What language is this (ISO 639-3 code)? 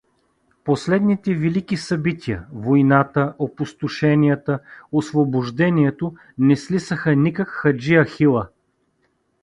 bul